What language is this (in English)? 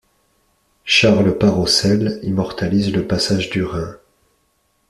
French